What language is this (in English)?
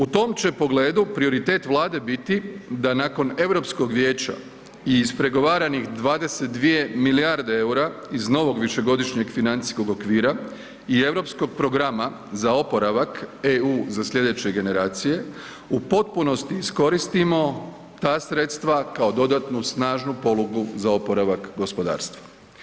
Croatian